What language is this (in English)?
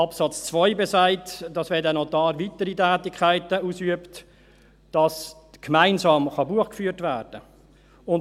Swiss German